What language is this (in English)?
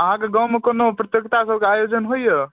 Maithili